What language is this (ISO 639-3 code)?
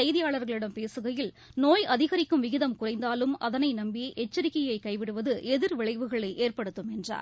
tam